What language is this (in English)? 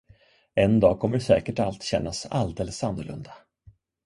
Swedish